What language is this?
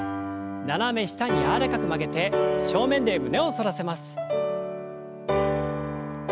Japanese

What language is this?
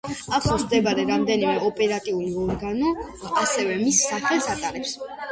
Georgian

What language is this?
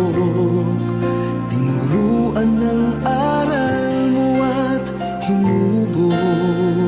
Filipino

